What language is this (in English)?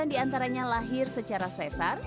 Indonesian